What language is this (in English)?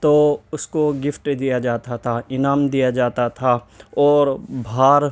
Urdu